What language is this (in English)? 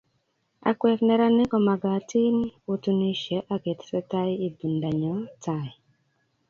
Kalenjin